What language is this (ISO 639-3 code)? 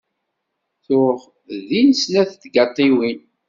kab